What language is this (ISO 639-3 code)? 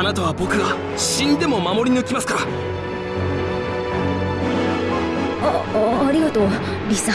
jpn